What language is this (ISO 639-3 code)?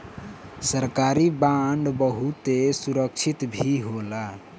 bho